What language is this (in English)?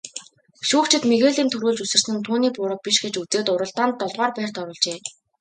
Mongolian